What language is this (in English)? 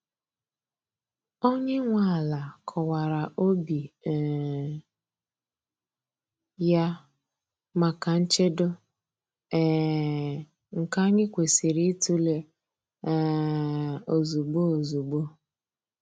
Igbo